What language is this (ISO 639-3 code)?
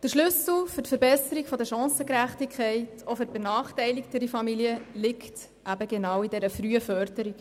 gsw